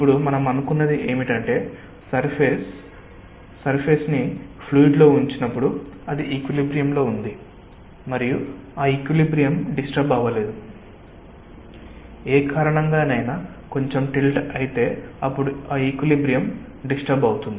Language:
Telugu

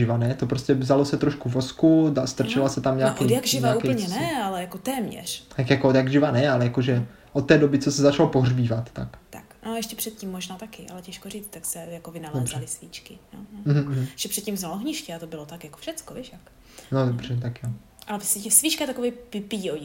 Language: Czech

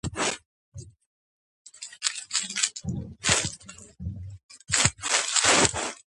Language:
Georgian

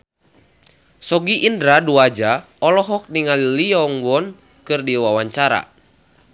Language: Sundanese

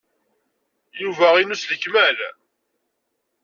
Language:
Kabyle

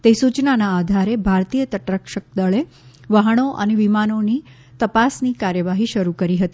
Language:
Gujarati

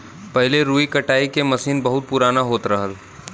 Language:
Bhojpuri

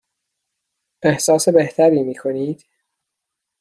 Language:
Persian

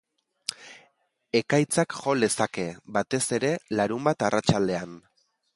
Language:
Basque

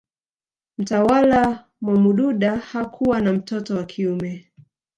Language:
Swahili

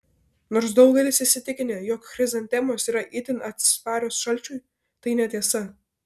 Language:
Lithuanian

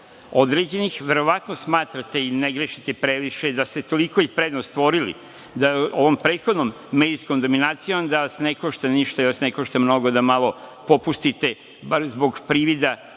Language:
Serbian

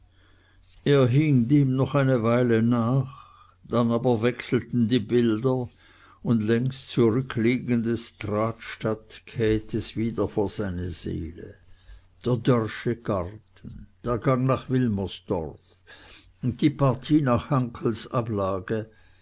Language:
German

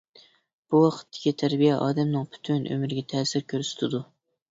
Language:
Uyghur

